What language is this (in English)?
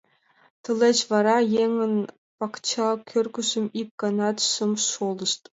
Mari